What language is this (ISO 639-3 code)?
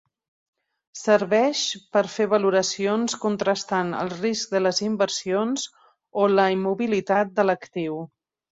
cat